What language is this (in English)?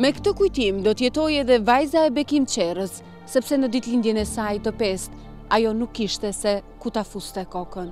Romanian